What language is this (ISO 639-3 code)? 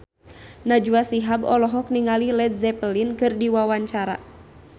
sun